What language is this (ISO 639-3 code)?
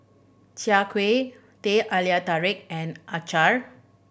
eng